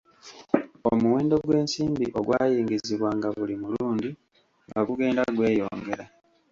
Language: Ganda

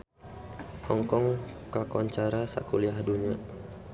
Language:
Sundanese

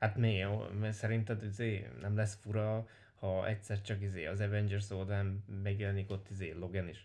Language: Hungarian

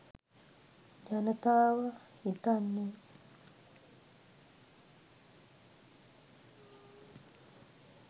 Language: Sinhala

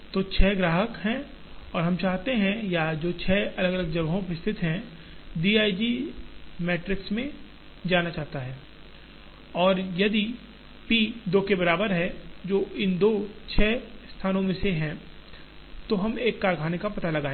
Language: Hindi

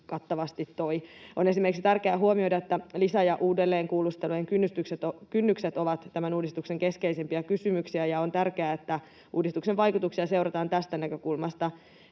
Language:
Finnish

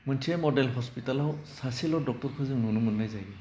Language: Bodo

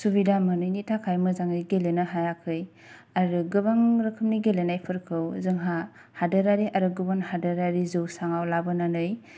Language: Bodo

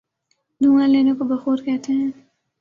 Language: Urdu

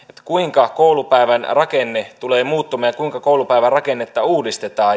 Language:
Finnish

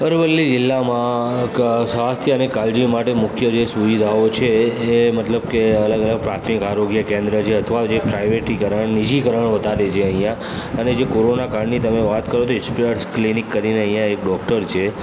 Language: Gujarati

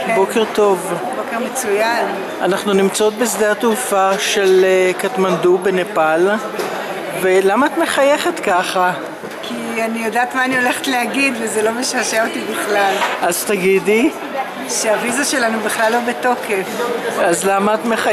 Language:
Hebrew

